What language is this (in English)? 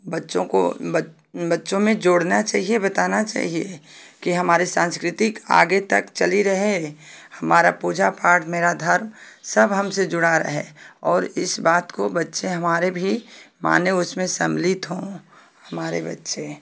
Hindi